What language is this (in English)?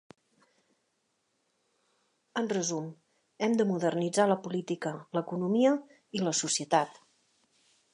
Catalan